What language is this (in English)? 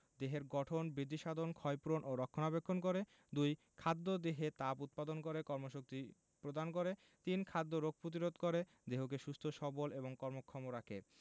Bangla